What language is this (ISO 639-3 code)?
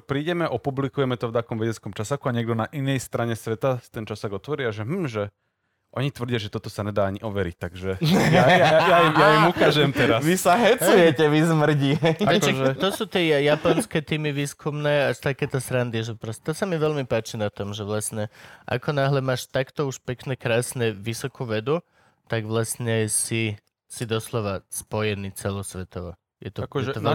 slk